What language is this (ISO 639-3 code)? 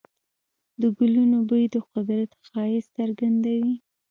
pus